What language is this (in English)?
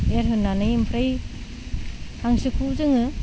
Bodo